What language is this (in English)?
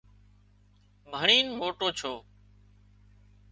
Wadiyara Koli